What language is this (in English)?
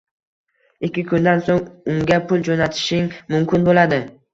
Uzbek